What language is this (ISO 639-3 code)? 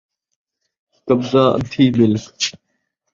skr